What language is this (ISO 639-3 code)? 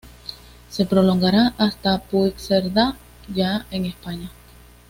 spa